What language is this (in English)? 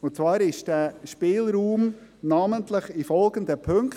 Swiss German